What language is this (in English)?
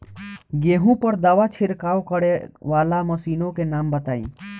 Bhojpuri